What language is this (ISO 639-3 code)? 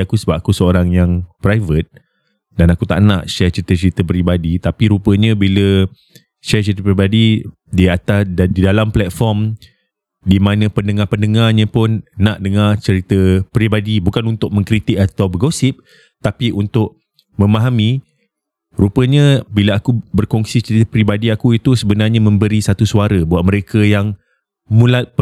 msa